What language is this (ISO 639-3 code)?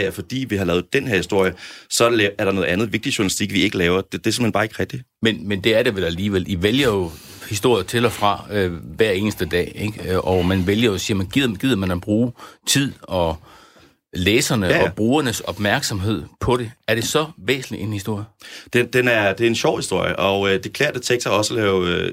dan